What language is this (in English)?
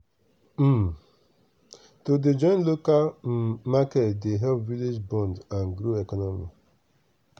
Nigerian Pidgin